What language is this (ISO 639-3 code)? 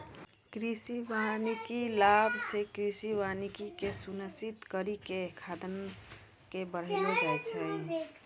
mai